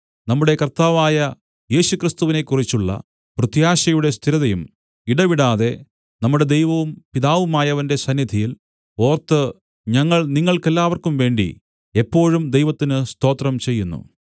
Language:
Malayalam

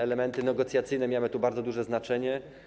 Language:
Polish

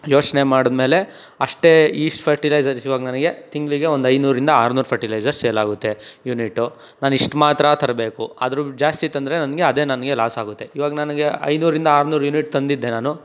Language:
Kannada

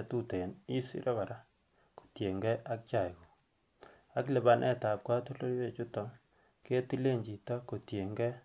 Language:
Kalenjin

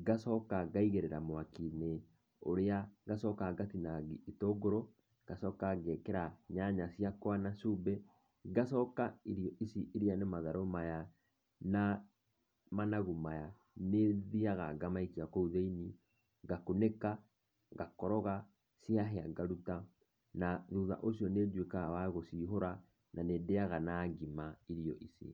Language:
Kikuyu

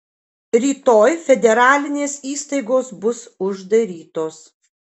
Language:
Lithuanian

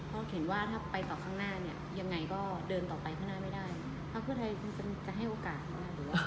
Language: Thai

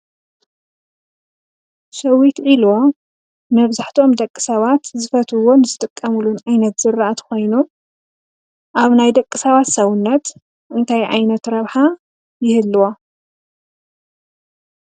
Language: Tigrinya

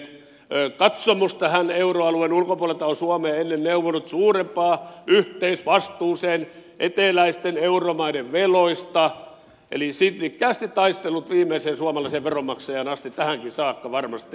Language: Finnish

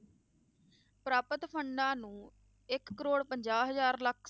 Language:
Punjabi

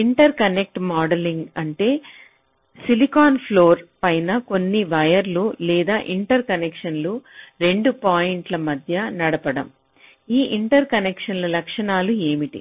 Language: Telugu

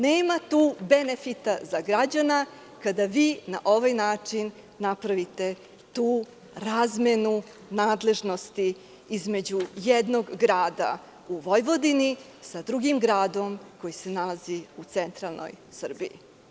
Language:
Serbian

